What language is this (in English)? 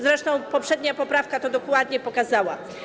Polish